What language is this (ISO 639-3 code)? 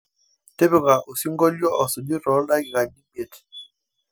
mas